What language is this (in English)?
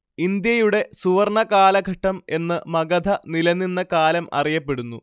Malayalam